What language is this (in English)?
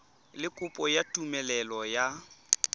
Tswana